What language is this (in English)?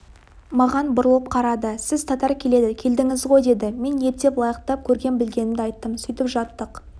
Kazakh